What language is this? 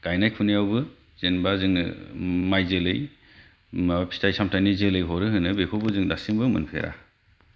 Bodo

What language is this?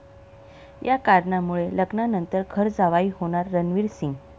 Marathi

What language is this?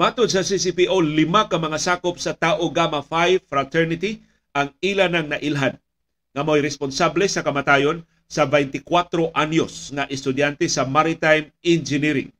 Filipino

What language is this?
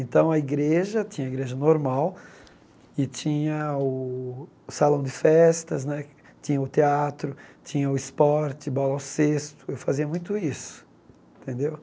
Portuguese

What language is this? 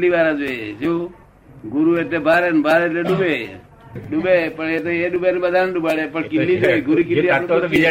Gujarati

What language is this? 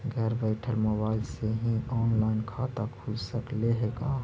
Magahi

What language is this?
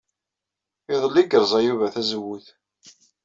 Kabyle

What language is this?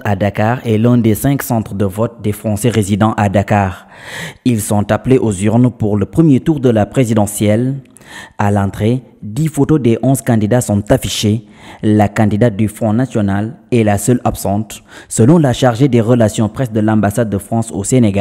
French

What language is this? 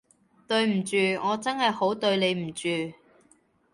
Cantonese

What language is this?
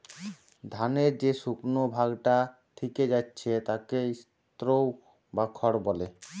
Bangla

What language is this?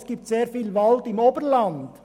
Swiss German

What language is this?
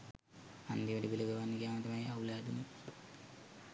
Sinhala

